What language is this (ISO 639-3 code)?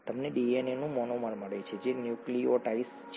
guj